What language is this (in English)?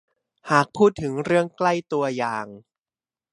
Thai